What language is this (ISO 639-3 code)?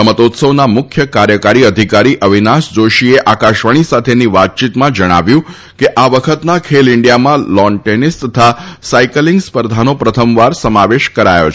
guj